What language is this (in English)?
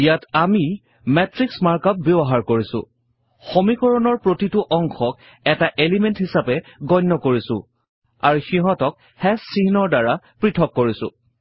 Assamese